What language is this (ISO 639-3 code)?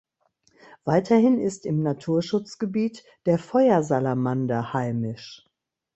deu